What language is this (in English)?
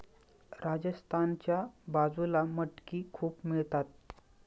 Marathi